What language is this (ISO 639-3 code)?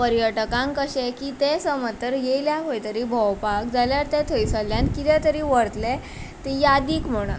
kok